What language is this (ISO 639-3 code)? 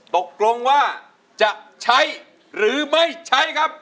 tha